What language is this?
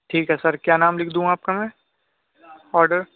Urdu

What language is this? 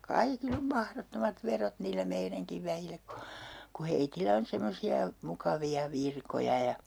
Finnish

